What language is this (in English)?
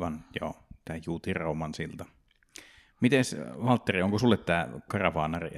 Finnish